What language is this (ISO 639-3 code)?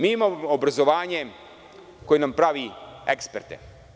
srp